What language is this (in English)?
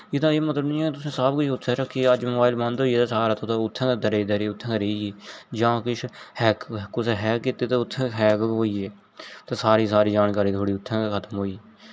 Dogri